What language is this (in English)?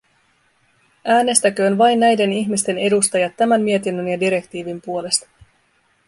Finnish